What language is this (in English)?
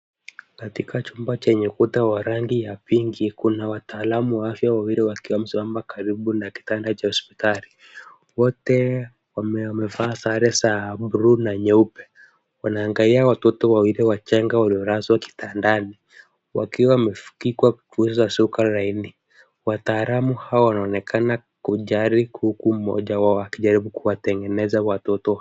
Swahili